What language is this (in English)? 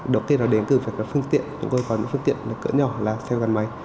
Vietnamese